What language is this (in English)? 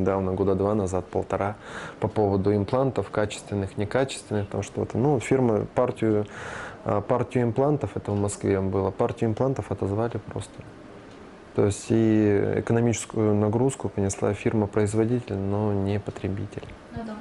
Russian